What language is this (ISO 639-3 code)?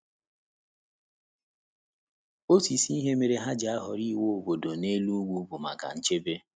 ibo